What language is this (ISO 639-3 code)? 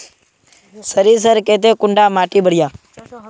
mag